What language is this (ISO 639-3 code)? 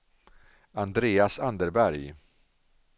swe